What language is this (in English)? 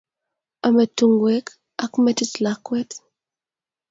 Kalenjin